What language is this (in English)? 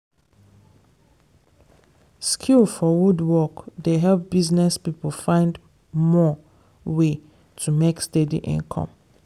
Nigerian Pidgin